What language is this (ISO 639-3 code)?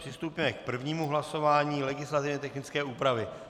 ces